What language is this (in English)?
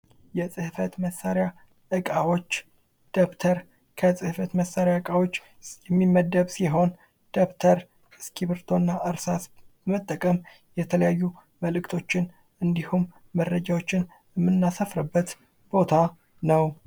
Amharic